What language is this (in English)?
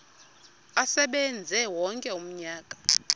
Xhosa